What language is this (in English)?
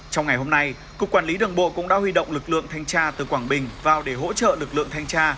Vietnamese